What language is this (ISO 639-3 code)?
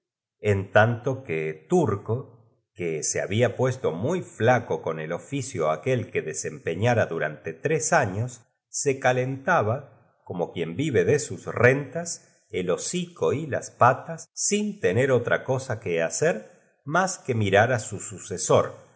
spa